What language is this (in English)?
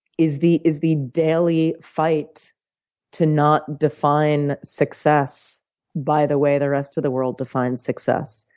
English